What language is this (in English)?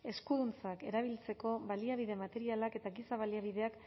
Basque